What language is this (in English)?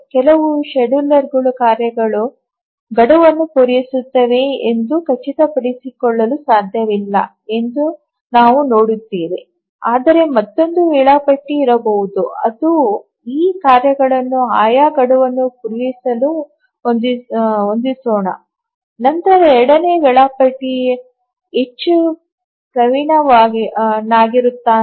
Kannada